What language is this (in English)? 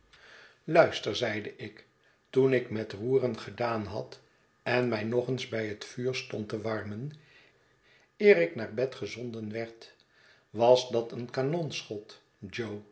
Dutch